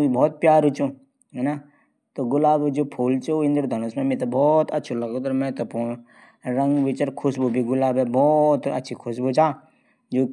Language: Garhwali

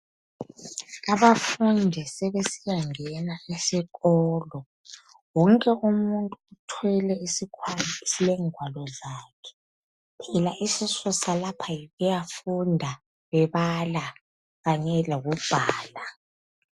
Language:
North Ndebele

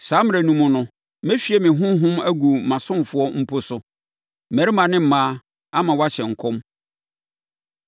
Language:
Akan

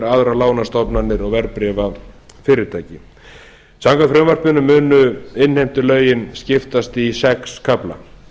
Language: Icelandic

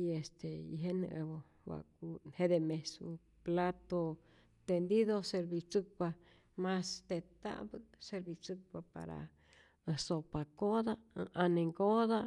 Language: Rayón Zoque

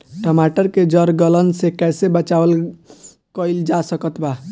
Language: Bhojpuri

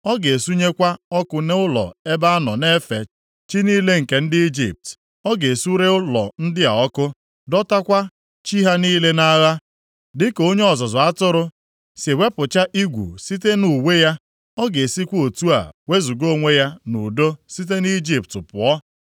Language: Igbo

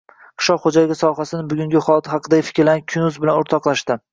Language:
Uzbek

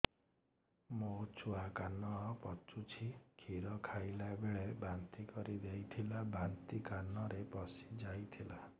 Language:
Odia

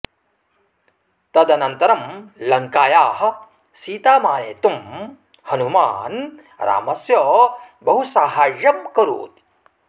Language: Sanskrit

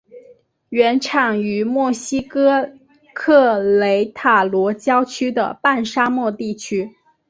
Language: Chinese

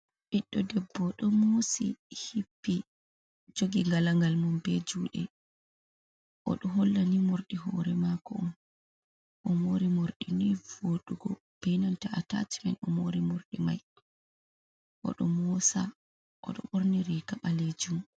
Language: Fula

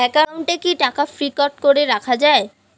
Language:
Bangla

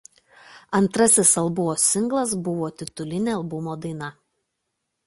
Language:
Lithuanian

